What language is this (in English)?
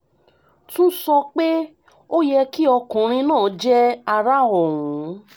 Yoruba